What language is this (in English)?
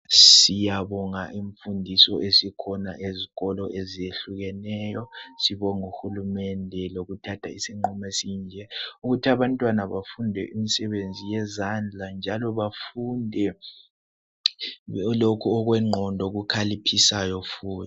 North Ndebele